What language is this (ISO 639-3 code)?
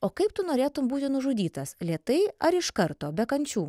lit